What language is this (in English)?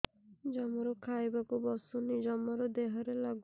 Odia